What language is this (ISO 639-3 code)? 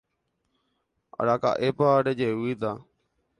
grn